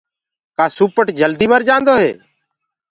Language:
Gurgula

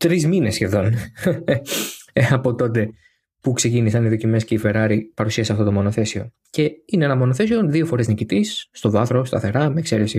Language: Greek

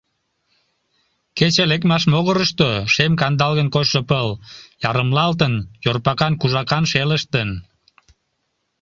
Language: Mari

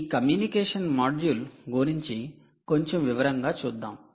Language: Telugu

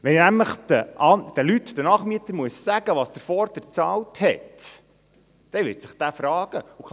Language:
Swiss German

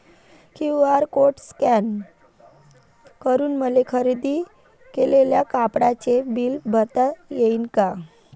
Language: Marathi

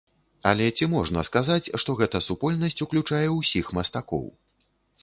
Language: Belarusian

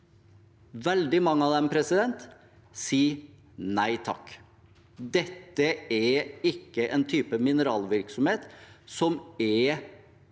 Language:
Norwegian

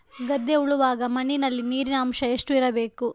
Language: Kannada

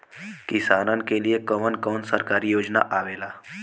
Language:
Bhojpuri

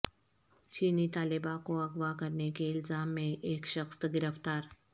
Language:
Urdu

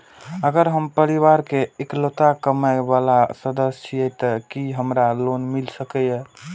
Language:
Maithili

